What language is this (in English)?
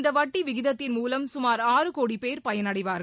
Tamil